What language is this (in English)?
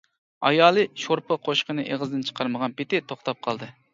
Uyghur